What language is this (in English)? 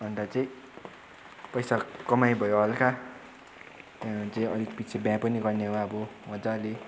Nepali